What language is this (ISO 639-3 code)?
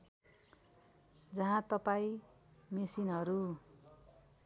nep